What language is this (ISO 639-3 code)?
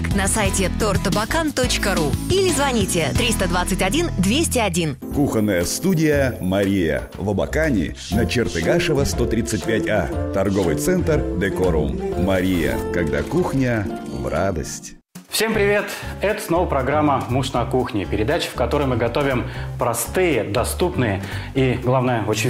rus